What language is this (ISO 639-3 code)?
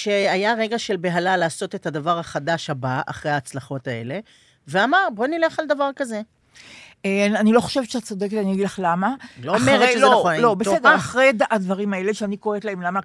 heb